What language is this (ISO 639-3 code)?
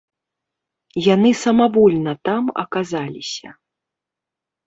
bel